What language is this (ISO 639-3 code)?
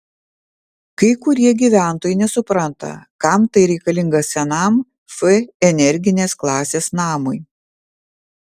lit